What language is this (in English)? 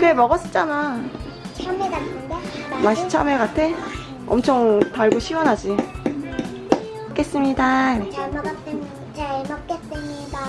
Korean